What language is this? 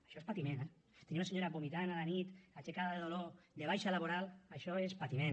Catalan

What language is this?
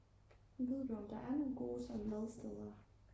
Danish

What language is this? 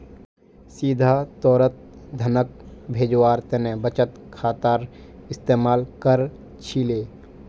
Magahi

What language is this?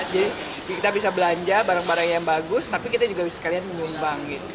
Indonesian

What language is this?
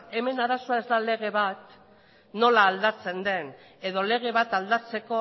Basque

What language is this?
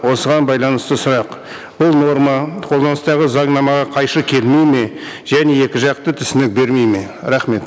Kazakh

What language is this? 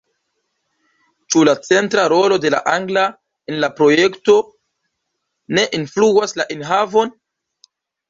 Esperanto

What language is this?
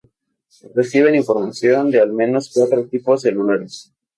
Spanish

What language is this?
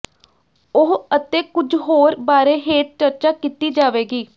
Punjabi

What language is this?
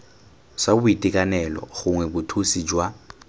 Tswana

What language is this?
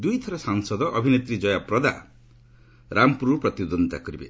Odia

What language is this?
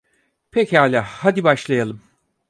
Turkish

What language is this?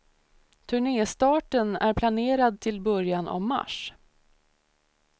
Swedish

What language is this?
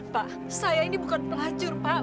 Indonesian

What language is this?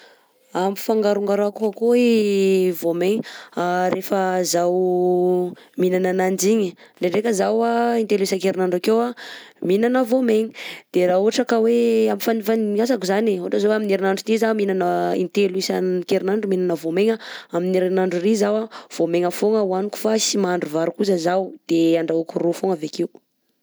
Southern Betsimisaraka Malagasy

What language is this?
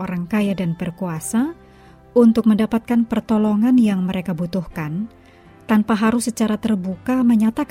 Indonesian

